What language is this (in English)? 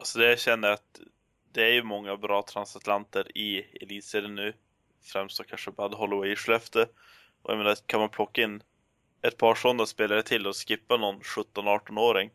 Swedish